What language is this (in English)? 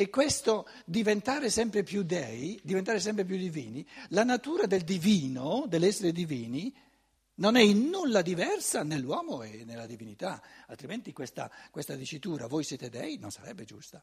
Italian